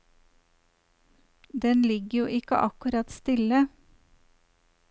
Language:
Norwegian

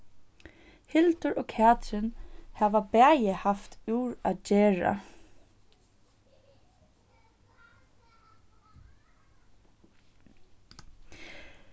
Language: Faroese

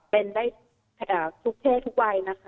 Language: Thai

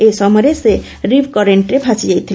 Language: Odia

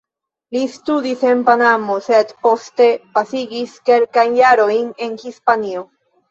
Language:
Esperanto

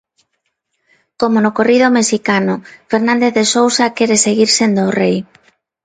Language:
Galician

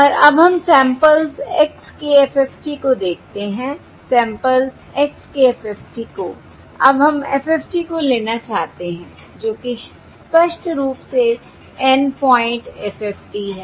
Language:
Hindi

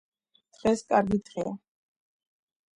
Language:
Georgian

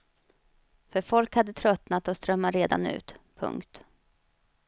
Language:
Swedish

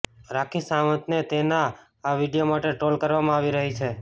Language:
Gujarati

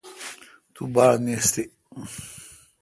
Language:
Kalkoti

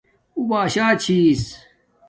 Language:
Domaaki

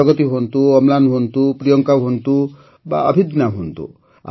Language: Odia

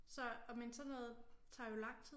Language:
Danish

